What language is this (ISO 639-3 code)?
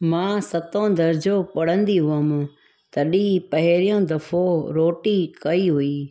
snd